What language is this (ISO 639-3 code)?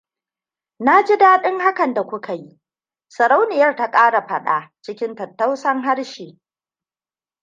hau